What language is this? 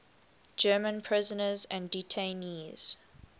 English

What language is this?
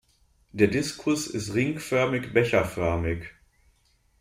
German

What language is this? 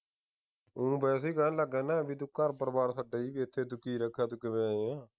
Punjabi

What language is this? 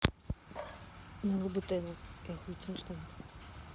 Russian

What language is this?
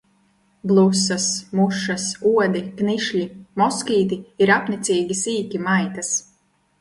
Latvian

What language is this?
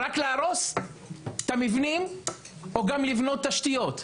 Hebrew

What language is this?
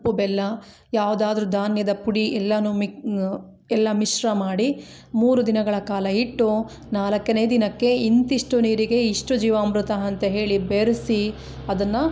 Kannada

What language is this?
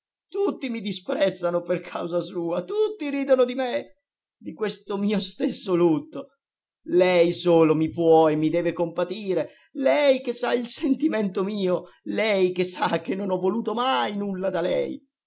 Italian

